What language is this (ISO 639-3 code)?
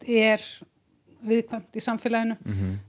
isl